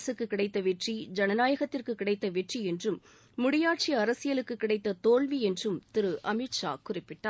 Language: Tamil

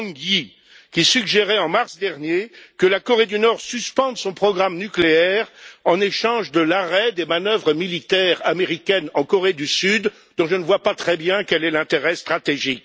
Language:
French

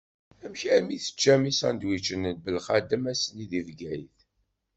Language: Kabyle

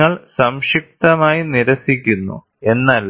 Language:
Malayalam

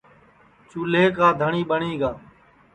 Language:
Sansi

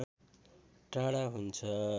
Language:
Nepali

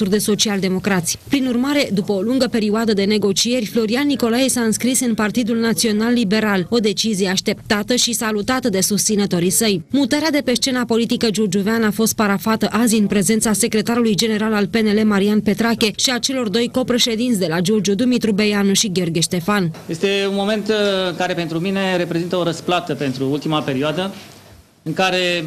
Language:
Romanian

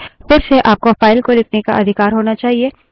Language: Hindi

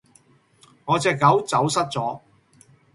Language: Cantonese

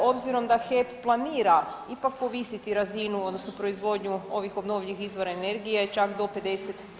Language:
Croatian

